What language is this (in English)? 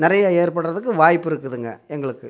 Tamil